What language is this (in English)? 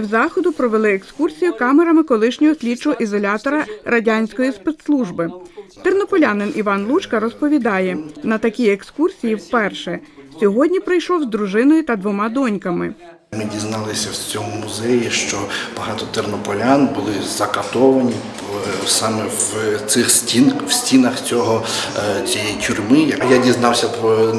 Ukrainian